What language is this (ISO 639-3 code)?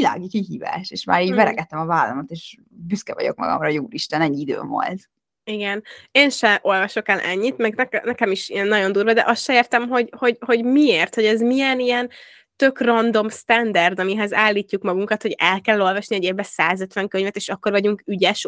hun